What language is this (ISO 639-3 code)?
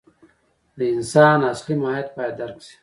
pus